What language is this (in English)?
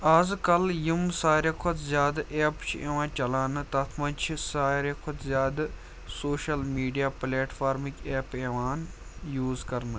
Kashmiri